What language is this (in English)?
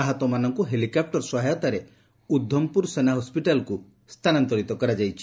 Odia